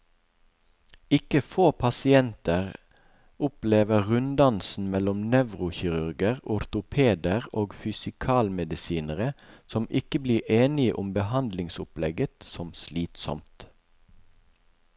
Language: Norwegian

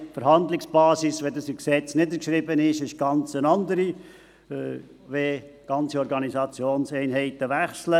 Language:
Swiss German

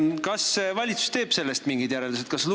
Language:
Estonian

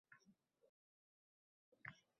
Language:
Uzbek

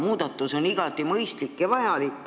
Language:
Estonian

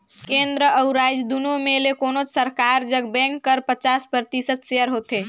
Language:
Chhattisgarhi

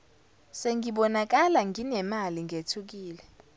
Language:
Zulu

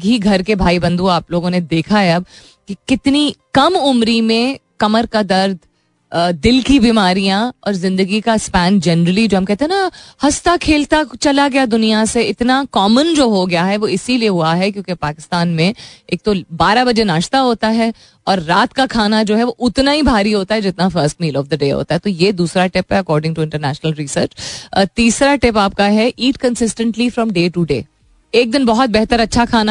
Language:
Hindi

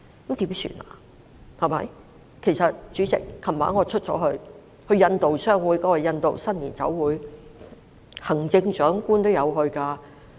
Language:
Cantonese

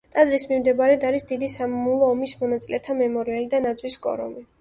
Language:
Georgian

